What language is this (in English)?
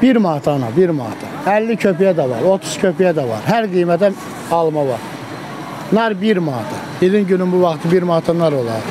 Turkish